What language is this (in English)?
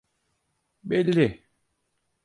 Turkish